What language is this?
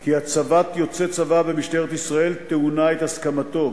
Hebrew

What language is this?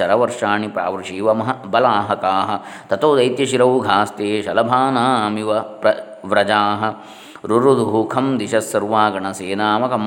Kannada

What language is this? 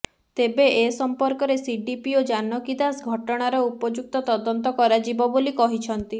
Odia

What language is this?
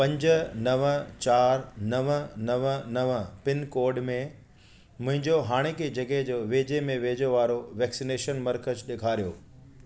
Sindhi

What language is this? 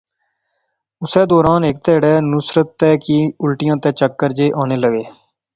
Pahari-Potwari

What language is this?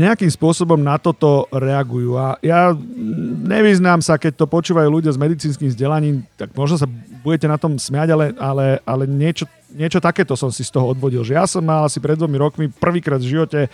Slovak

